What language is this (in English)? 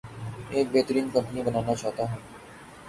Urdu